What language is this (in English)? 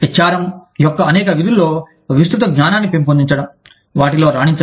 Telugu